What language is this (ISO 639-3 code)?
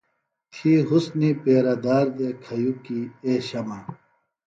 phl